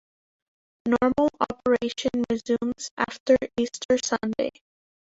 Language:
English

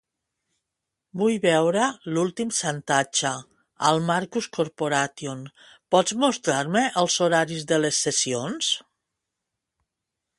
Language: Catalan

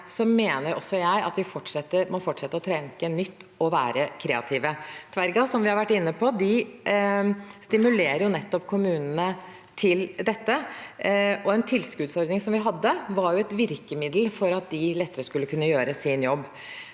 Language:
Norwegian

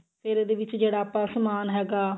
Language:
Punjabi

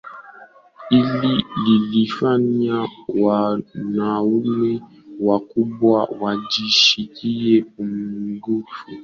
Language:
Swahili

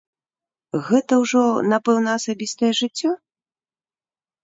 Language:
Belarusian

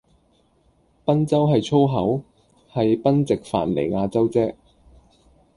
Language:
Cantonese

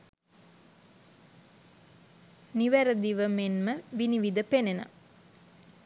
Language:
Sinhala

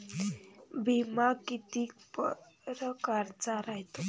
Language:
Marathi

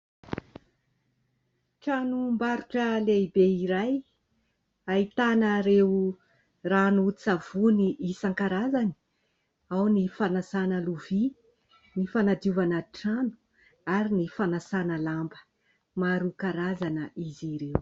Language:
Malagasy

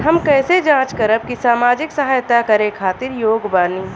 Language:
Bhojpuri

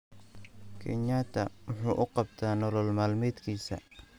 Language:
Somali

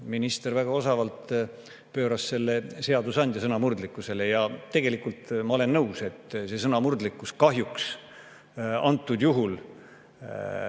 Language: Estonian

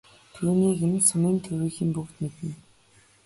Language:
Mongolian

